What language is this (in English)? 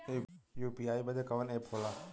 Bhojpuri